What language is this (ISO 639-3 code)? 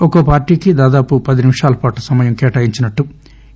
tel